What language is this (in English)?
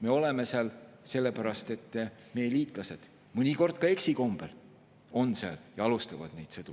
Estonian